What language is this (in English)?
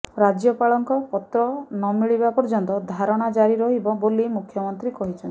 Odia